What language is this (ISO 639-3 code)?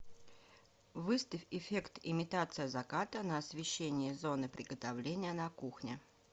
rus